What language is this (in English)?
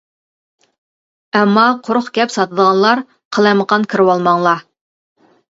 Uyghur